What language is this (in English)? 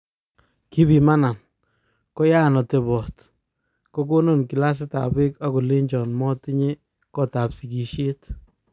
Kalenjin